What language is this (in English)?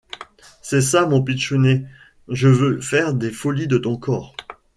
French